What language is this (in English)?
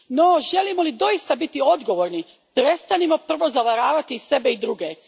Croatian